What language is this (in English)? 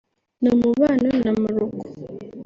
Kinyarwanda